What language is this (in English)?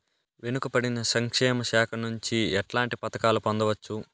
Telugu